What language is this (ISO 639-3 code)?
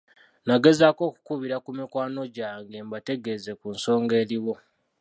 lug